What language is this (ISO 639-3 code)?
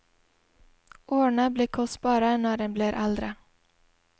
nor